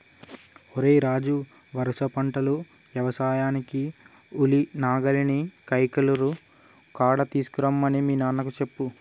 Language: Telugu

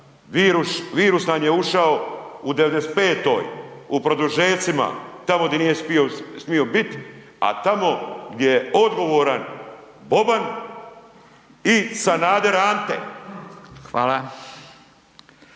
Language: Croatian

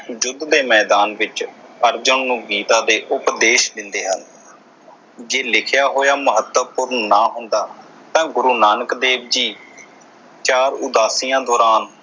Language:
Punjabi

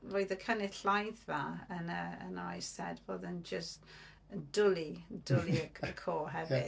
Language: Welsh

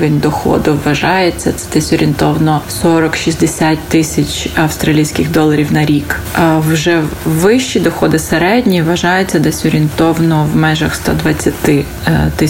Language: Ukrainian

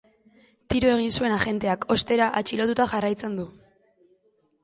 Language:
Basque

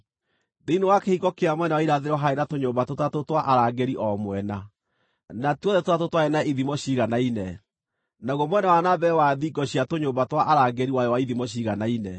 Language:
Kikuyu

